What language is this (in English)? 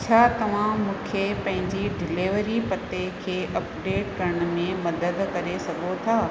Sindhi